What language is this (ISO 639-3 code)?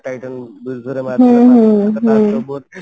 ori